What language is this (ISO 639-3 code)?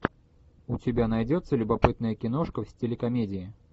rus